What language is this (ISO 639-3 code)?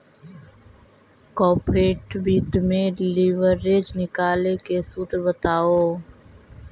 mag